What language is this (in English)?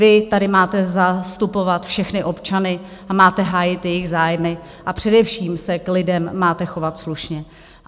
Czech